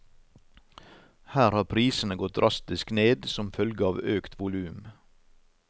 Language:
Norwegian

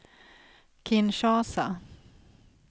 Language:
Swedish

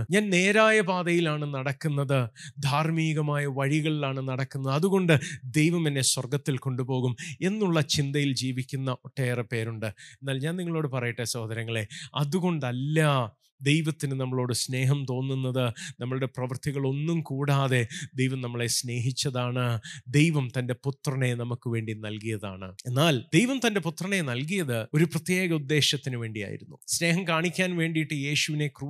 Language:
Malayalam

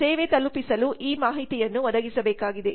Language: Kannada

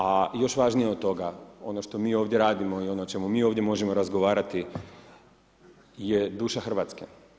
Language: Croatian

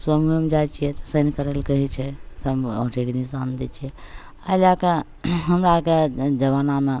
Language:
Maithili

